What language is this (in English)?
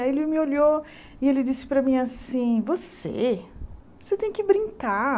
Portuguese